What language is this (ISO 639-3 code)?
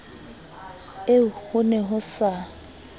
sot